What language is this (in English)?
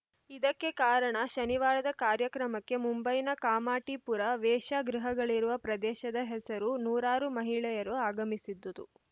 Kannada